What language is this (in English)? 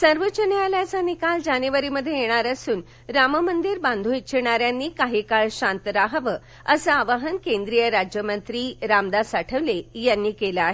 Marathi